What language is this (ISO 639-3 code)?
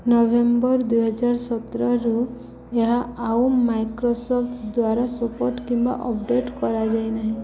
ori